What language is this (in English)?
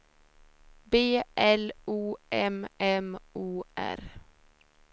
Swedish